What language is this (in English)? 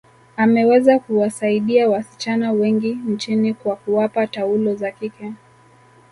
Swahili